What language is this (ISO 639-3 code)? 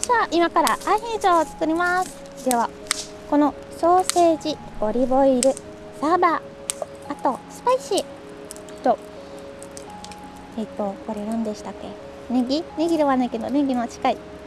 jpn